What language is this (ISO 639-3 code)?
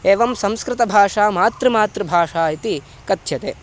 san